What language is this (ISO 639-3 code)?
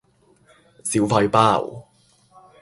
yue